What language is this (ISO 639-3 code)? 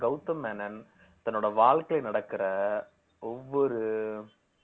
tam